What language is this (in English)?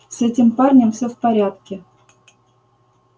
Russian